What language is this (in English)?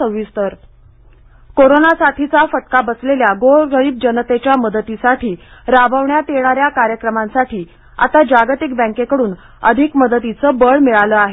Marathi